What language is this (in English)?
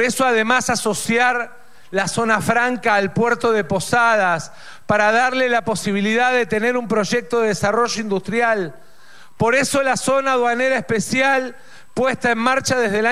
Spanish